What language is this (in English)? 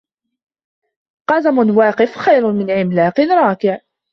Arabic